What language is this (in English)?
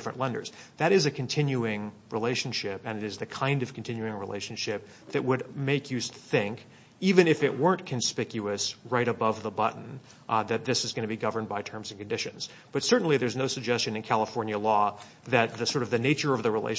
English